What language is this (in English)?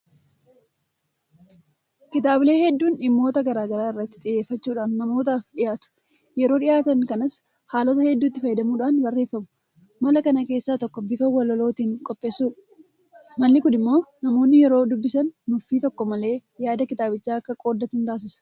Oromo